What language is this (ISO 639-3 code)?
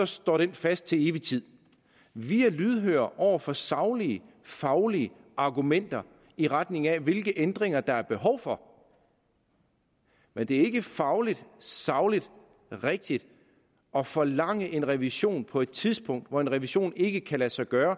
dan